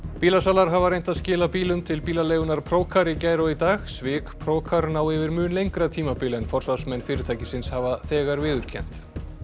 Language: Icelandic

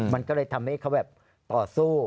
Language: Thai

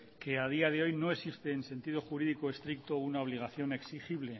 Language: Spanish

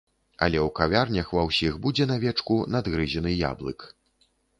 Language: Belarusian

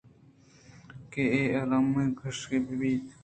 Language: Eastern Balochi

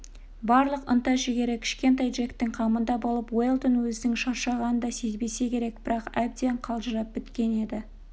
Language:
Kazakh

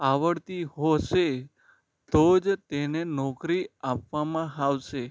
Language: Gujarati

